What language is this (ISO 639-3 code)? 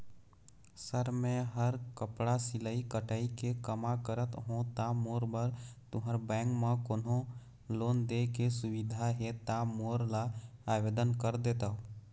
hne